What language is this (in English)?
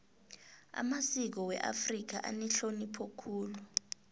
South Ndebele